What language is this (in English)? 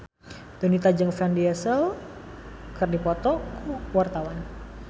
Sundanese